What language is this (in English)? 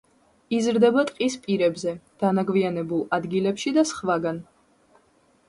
Georgian